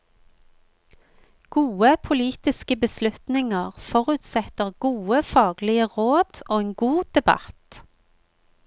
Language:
Norwegian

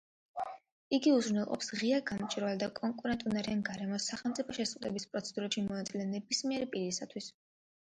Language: Georgian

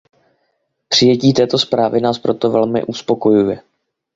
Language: Czech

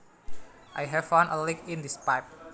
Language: Javanese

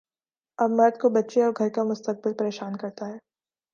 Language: Urdu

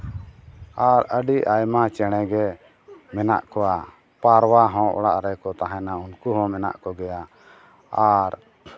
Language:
Santali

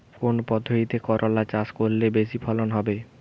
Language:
Bangla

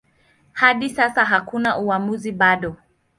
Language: Swahili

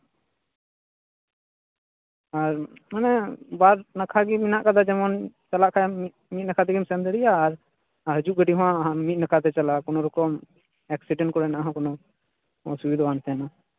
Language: Santali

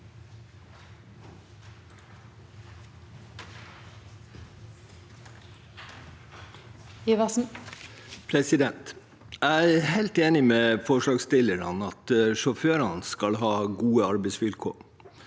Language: Norwegian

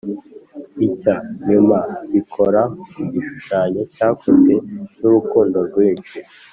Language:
Kinyarwanda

